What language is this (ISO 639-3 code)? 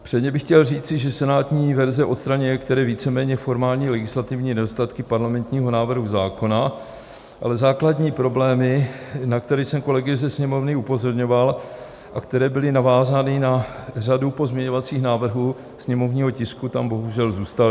ces